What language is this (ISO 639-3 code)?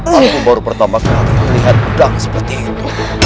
ind